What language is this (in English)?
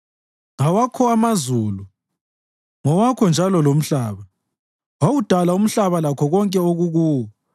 North Ndebele